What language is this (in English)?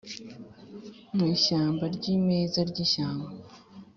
Kinyarwanda